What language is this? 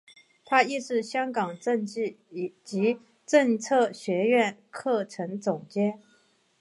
Chinese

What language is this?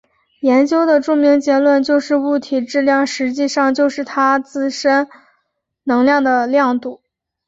Chinese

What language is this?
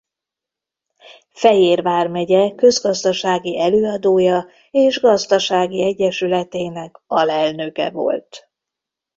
Hungarian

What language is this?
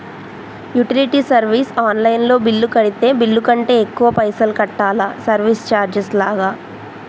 Telugu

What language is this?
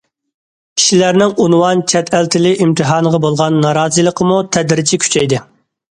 Uyghur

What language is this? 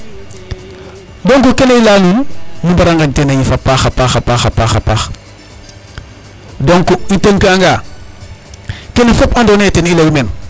Serer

